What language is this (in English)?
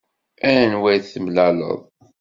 Kabyle